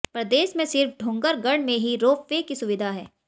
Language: Hindi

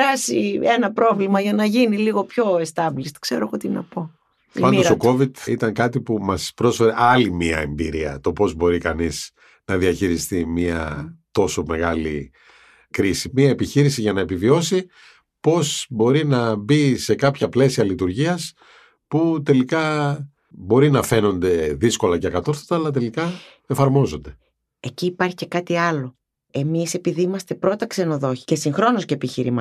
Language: Greek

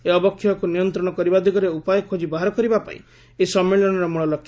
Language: Odia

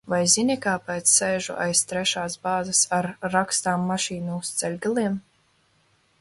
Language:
Latvian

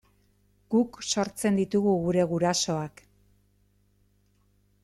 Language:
Basque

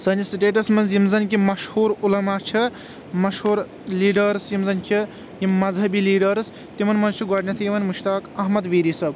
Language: Kashmiri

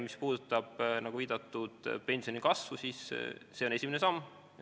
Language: Estonian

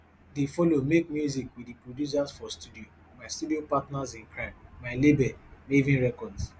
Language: Nigerian Pidgin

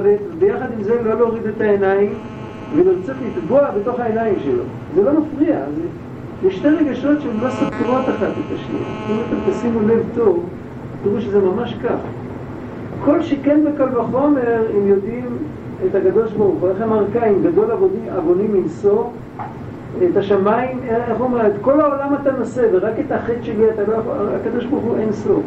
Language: Hebrew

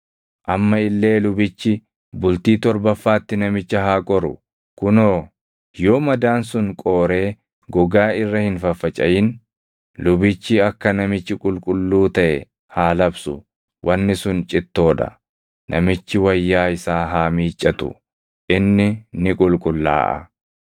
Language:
Oromo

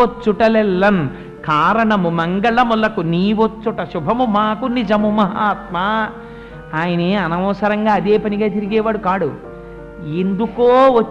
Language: Telugu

